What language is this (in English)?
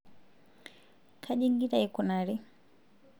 Masai